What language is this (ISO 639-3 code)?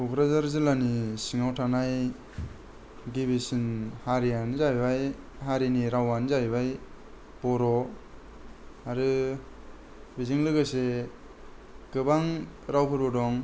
brx